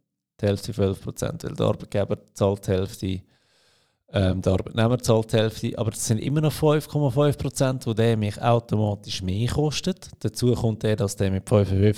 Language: German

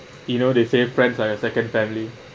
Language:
English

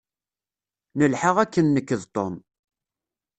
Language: Kabyle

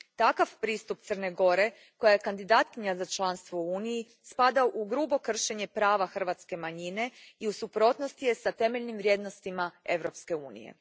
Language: Croatian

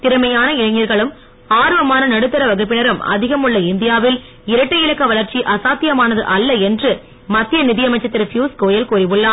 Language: Tamil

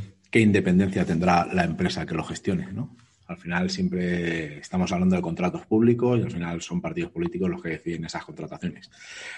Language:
Spanish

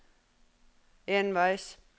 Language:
Norwegian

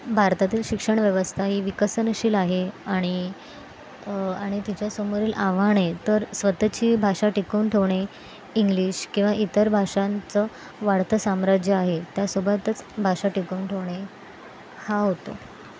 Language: Marathi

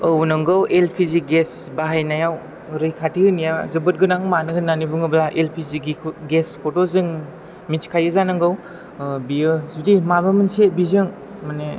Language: Bodo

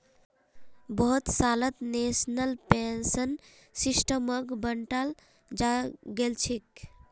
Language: Magahi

